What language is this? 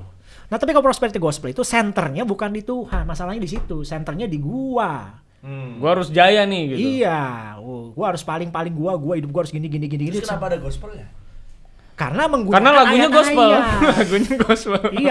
Indonesian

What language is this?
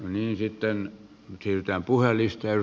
Finnish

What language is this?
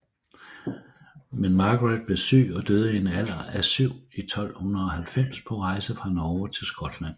Danish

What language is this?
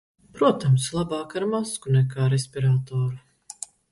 Latvian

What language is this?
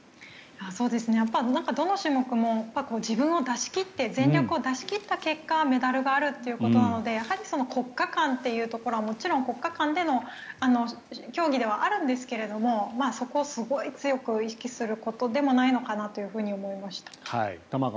Japanese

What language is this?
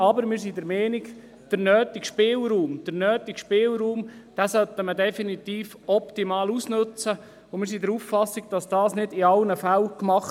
Swiss German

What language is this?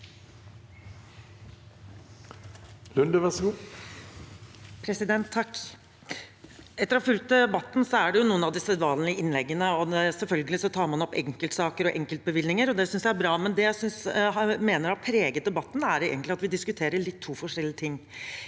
Norwegian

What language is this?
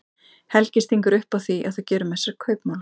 Icelandic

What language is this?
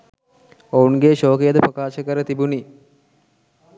Sinhala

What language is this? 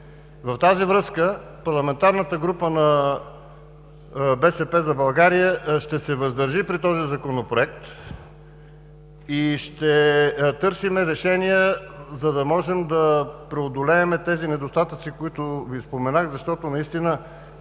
Bulgarian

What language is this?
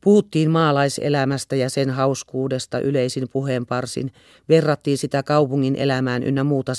Finnish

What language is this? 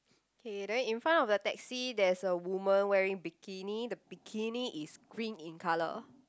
English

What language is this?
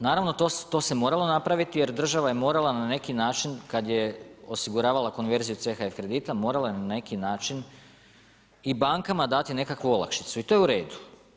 Croatian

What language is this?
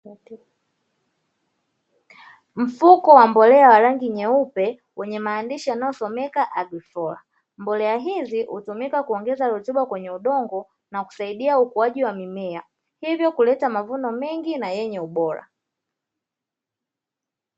Swahili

